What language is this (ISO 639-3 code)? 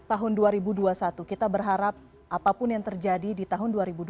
ind